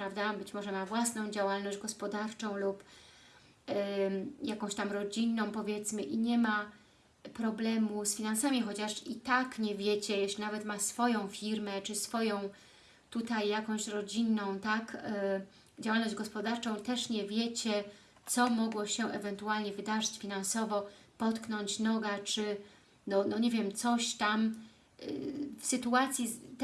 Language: Polish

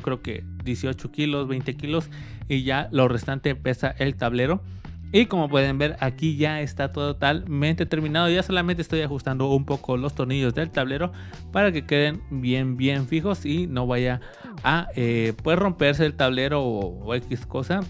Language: Spanish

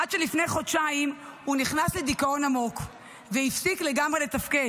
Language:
Hebrew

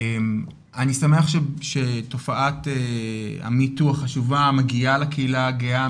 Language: Hebrew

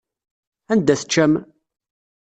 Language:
Kabyle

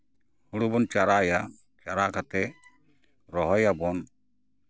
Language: Santali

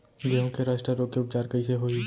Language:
Chhattisgarhi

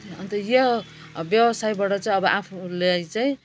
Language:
Nepali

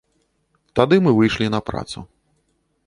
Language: Belarusian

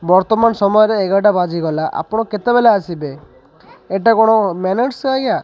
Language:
Odia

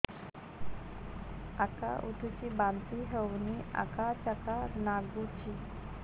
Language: Odia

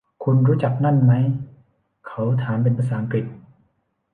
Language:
Thai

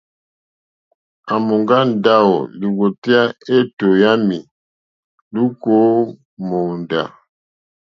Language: Mokpwe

